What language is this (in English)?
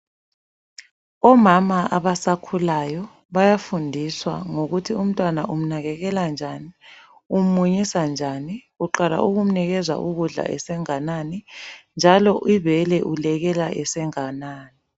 North Ndebele